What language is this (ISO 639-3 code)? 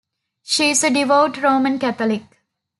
eng